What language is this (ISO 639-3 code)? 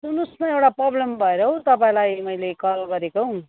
nep